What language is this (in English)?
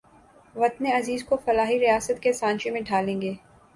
Urdu